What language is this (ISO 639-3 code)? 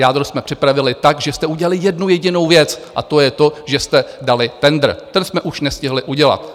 ces